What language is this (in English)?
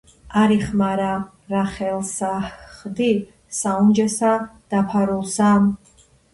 Georgian